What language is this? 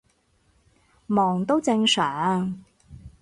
Cantonese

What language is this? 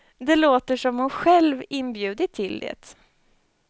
Swedish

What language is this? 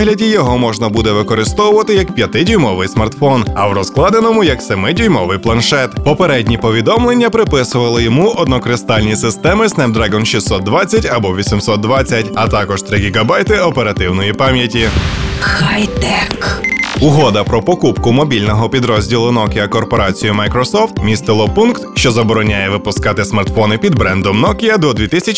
Ukrainian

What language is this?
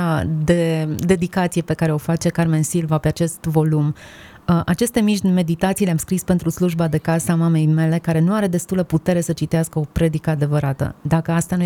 Romanian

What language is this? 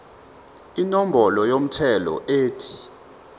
Zulu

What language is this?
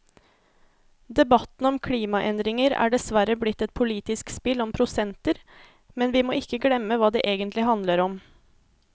Norwegian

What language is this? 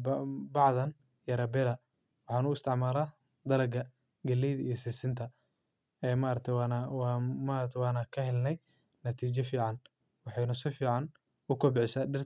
Somali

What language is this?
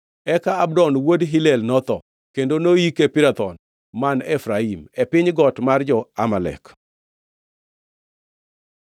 Luo (Kenya and Tanzania)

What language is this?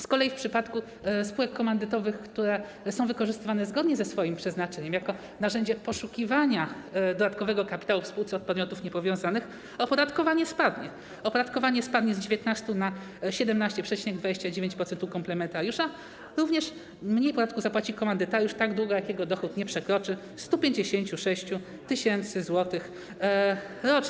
Polish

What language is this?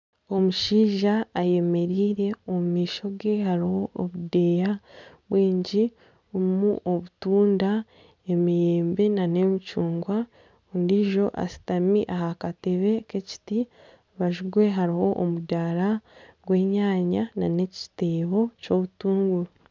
Nyankole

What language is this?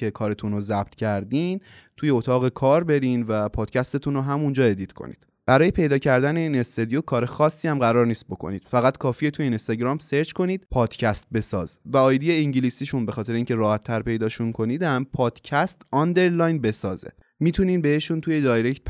Persian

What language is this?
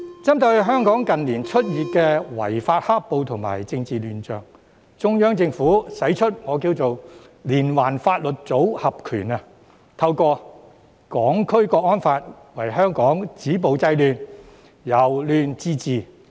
Cantonese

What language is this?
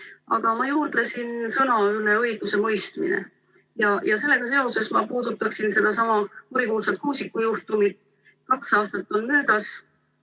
Estonian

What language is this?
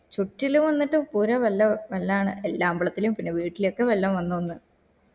Malayalam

